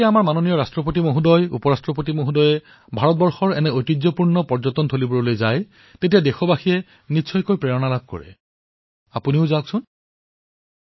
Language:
Assamese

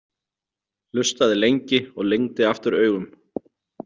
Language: Icelandic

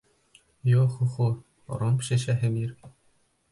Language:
Bashkir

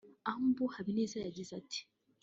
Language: Kinyarwanda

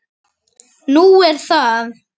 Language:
Icelandic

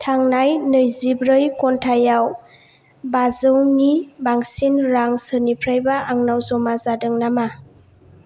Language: Bodo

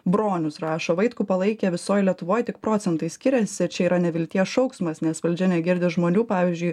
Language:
Lithuanian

